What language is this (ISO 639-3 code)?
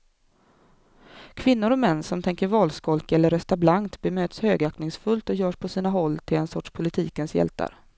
swe